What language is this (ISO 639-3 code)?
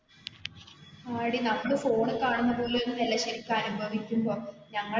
mal